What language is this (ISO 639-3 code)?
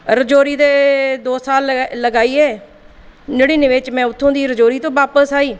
doi